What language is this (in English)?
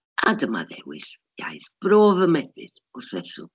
Welsh